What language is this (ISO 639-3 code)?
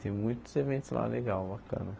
por